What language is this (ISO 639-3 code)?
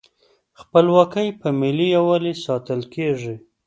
pus